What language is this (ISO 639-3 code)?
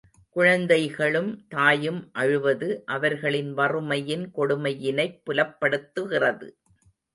tam